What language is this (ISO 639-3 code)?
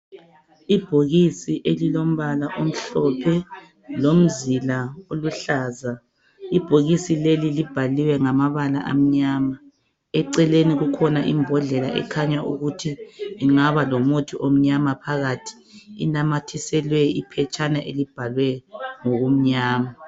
nde